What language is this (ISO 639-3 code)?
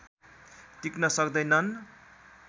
nep